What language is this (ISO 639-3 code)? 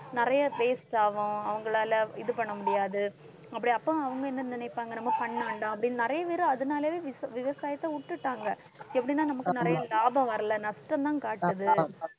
tam